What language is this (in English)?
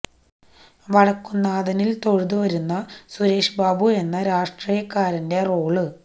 Malayalam